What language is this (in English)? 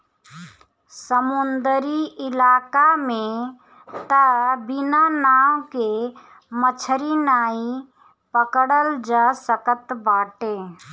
Bhojpuri